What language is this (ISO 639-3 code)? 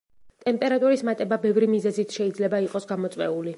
kat